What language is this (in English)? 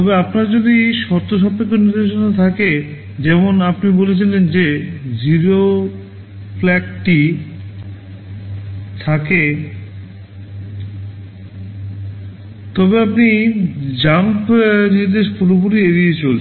Bangla